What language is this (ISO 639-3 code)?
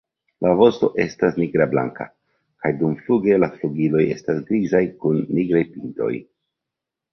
epo